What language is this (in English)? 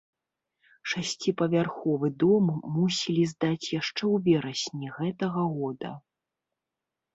Belarusian